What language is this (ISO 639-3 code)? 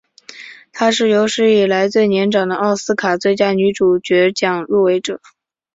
zho